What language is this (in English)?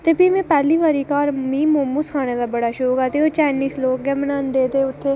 Dogri